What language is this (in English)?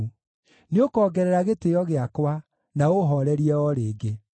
Kikuyu